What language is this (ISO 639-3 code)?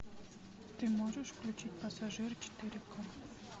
rus